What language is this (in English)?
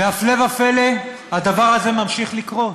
Hebrew